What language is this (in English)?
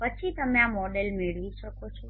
Gujarati